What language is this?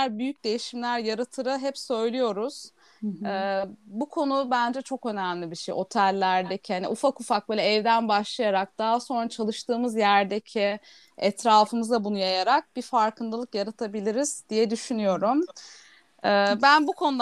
Turkish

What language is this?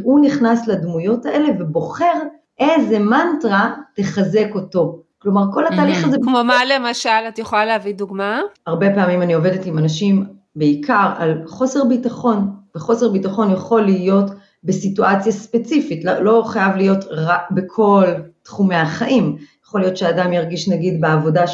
Hebrew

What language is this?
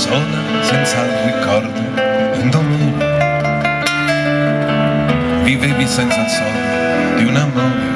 Italian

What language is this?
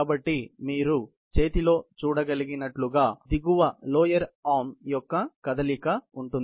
Telugu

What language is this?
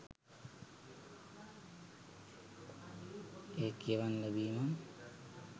Sinhala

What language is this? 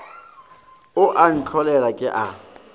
Northern Sotho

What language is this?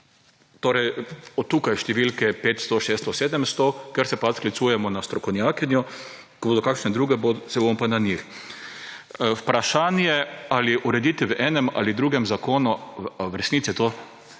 Slovenian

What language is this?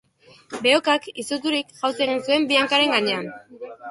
Basque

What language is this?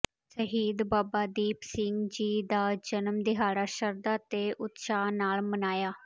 Punjabi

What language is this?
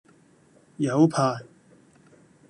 Cantonese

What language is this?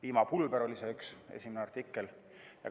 Estonian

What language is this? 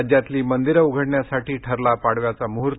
Marathi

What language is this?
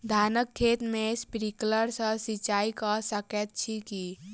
Maithili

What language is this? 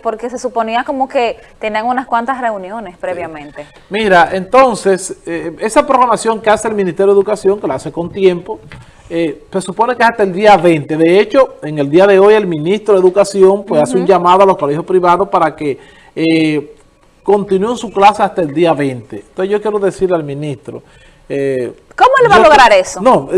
Spanish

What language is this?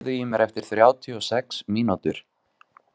Icelandic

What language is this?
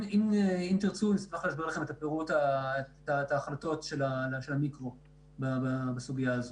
Hebrew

